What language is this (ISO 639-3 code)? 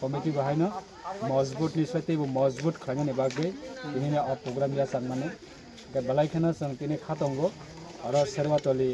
ben